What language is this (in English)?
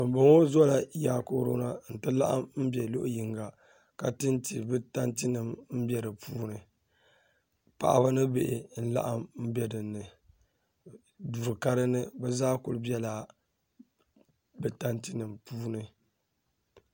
Dagbani